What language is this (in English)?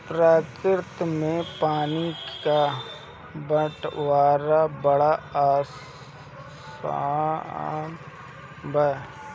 Bhojpuri